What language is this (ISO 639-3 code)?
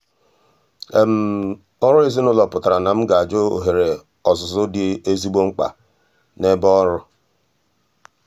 ibo